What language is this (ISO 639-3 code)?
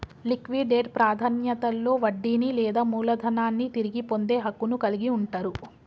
tel